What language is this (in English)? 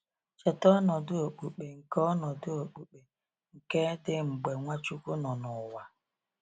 Igbo